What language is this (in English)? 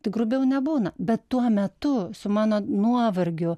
Lithuanian